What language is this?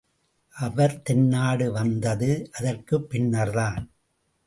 Tamil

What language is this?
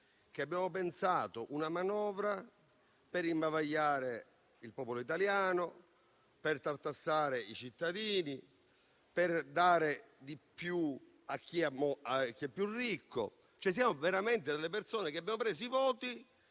Italian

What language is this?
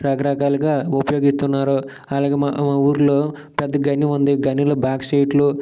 Telugu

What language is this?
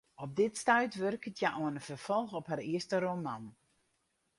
Western Frisian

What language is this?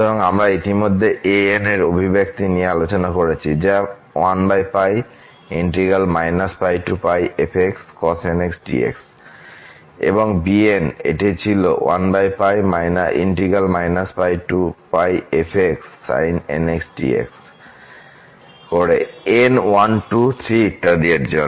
Bangla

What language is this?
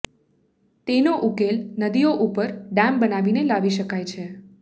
Gujarati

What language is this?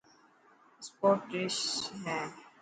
Dhatki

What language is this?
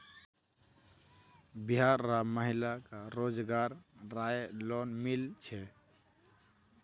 Magahi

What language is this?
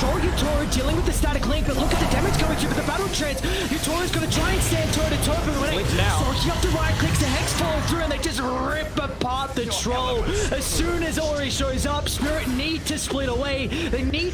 English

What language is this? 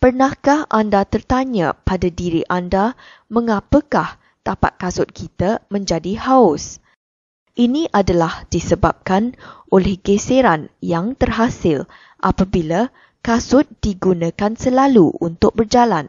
Malay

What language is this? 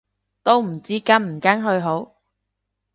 Cantonese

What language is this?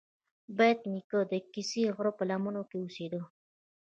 Pashto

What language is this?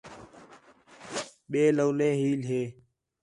Khetrani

